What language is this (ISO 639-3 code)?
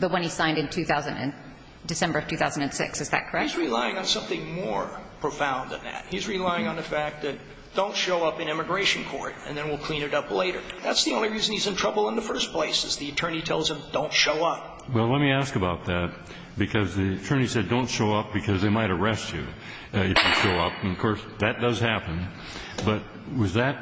eng